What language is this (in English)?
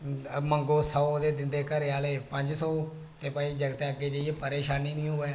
Dogri